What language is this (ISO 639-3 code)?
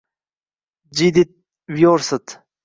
uzb